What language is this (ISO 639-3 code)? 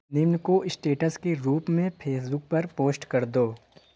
hin